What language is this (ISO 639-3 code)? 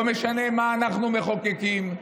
heb